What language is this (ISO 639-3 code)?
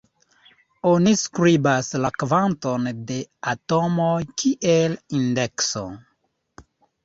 epo